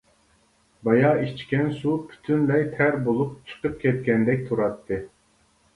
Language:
Uyghur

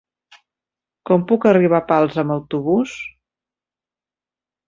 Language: Catalan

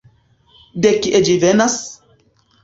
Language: Esperanto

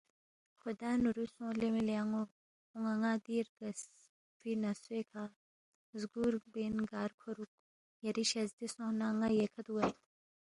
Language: Balti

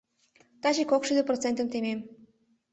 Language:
Mari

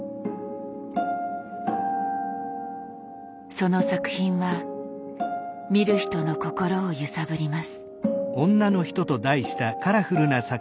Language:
Japanese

